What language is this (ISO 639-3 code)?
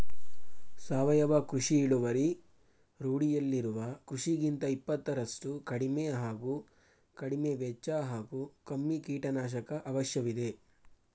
kan